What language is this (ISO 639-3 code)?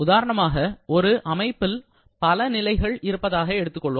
tam